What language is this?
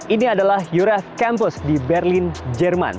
Indonesian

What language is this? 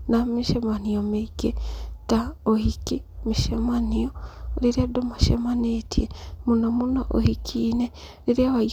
Kikuyu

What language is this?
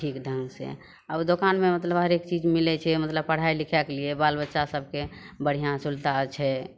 Maithili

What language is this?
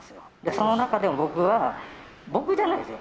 Japanese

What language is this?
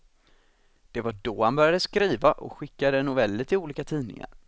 Swedish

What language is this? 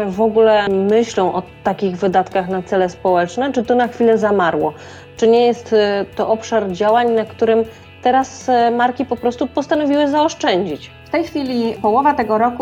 Polish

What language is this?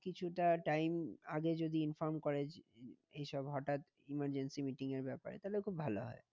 Bangla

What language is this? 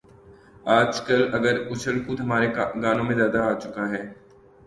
Urdu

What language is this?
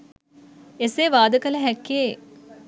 Sinhala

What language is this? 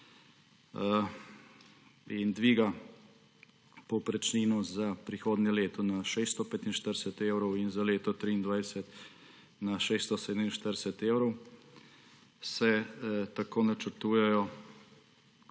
Slovenian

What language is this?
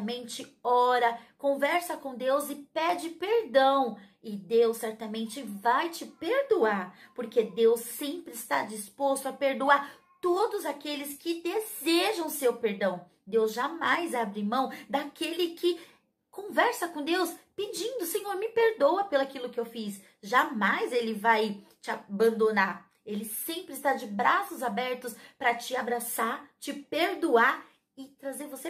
Portuguese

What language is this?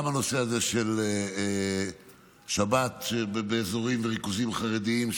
Hebrew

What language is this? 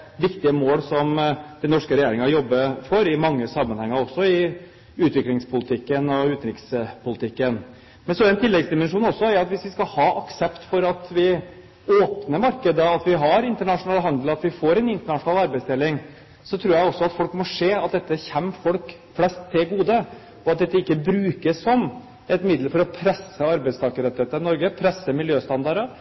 Norwegian Bokmål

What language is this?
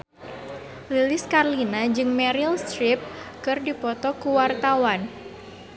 Sundanese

